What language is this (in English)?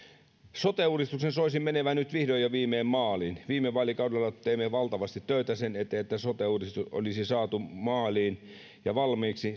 Finnish